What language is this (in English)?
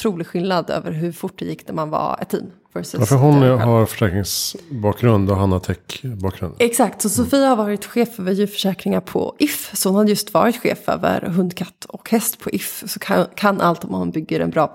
Swedish